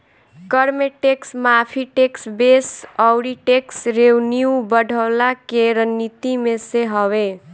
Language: Bhojpuri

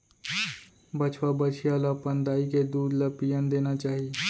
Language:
Chhattisgarhi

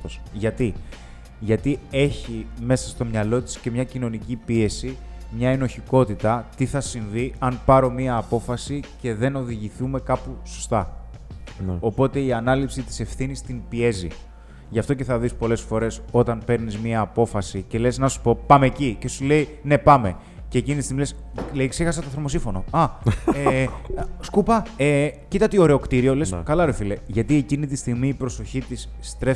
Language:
Greek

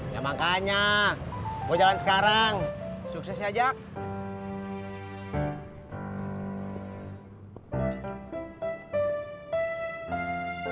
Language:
Indonesian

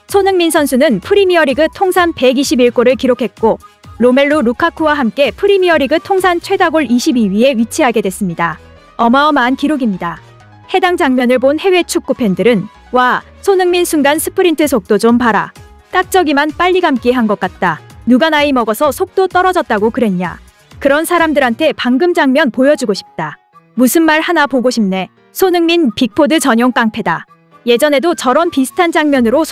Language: Korean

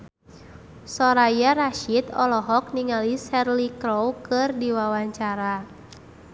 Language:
Sundanese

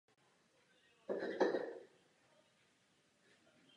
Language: Czech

